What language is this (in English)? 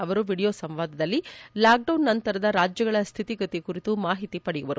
Kannada